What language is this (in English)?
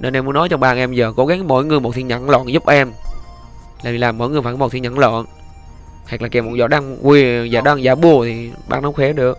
Vietnamese